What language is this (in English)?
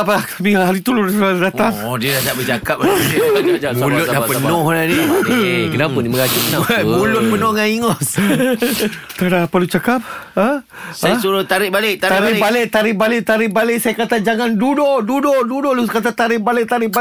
Malay